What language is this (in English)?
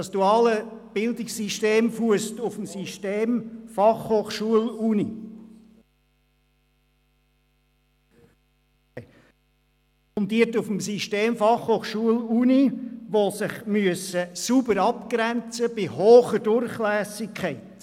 Swiss German